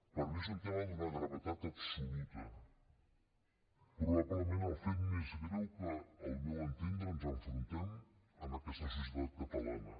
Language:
Catalan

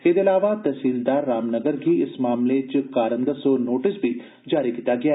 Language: Dogri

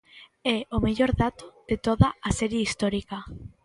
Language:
Galician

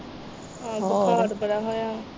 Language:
Punjabi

